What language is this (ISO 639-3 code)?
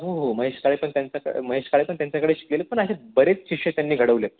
mar